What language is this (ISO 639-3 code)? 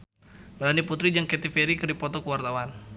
sun